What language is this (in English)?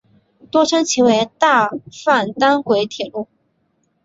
Chinese